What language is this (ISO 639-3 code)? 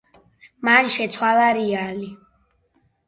kat